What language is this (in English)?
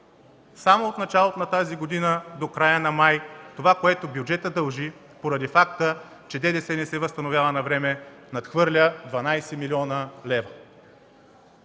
Bulgarian